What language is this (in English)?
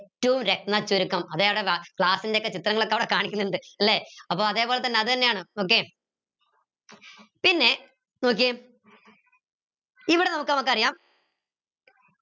Malayalam